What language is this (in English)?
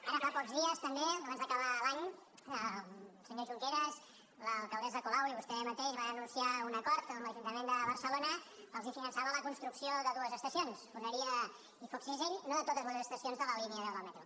Catalan